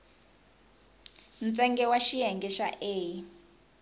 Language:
Tsonga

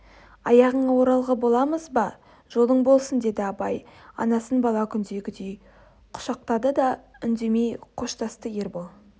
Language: Kazakh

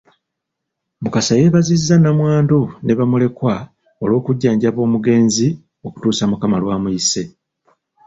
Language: Ganda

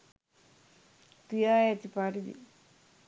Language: Sinhala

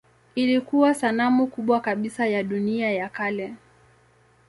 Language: Swahili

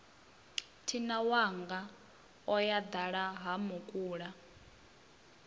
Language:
Venda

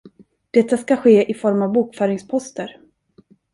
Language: Swedish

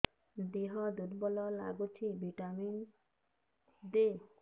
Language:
Odia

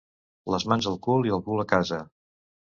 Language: Catalan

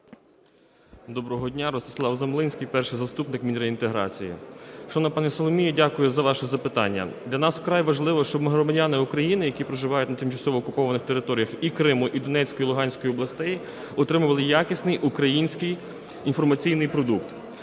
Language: Ukrainian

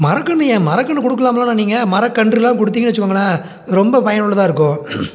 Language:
Tamil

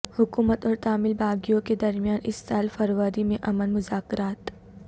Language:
Urdu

